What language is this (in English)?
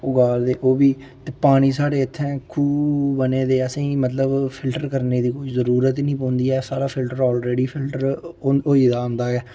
Dogri